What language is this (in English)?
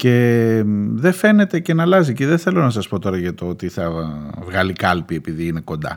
Greek